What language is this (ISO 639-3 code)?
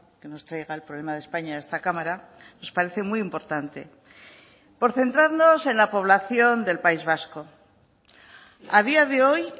spa